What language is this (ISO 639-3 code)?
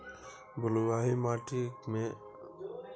mai